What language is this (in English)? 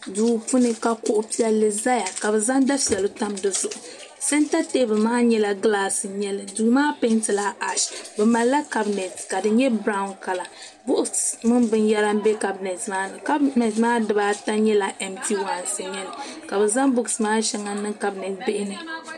Dagbani